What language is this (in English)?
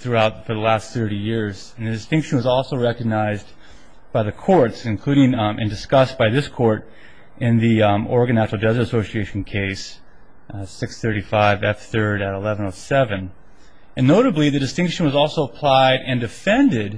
English